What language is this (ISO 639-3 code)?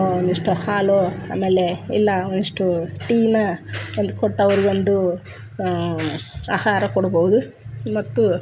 kan